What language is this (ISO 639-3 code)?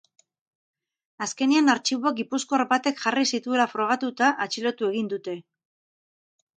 eus